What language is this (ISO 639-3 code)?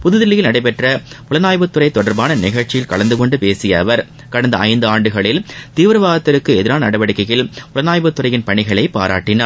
tam